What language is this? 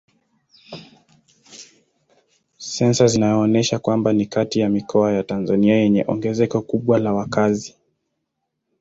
Swahili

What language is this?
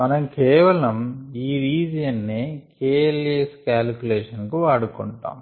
Telugu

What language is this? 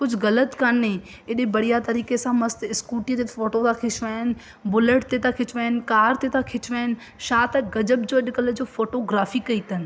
Sindhi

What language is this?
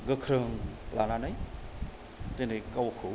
Bodo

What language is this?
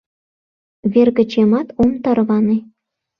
Mari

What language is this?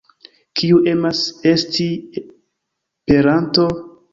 Esperanto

